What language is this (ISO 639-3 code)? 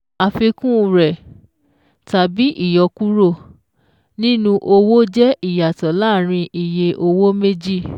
yor